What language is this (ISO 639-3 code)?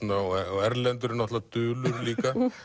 isl